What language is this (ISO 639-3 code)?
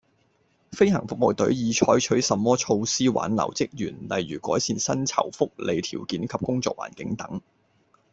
yue